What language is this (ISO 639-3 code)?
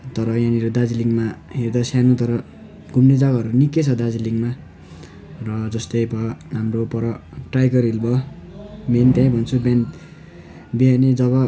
nep